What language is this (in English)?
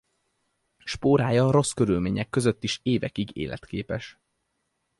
Hungarian